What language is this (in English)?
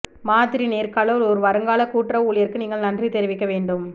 Tamil